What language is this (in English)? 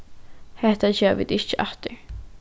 Faroese